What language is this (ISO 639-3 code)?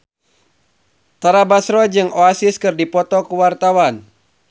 sun